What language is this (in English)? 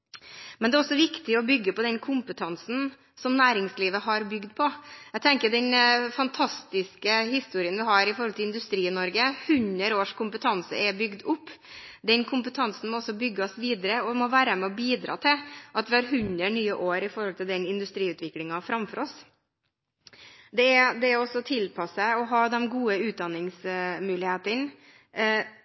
Norwegian Bokmål